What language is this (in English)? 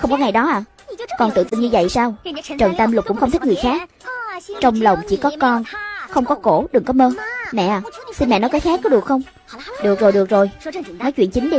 Vietnamese